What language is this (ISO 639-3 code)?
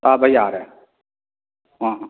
mni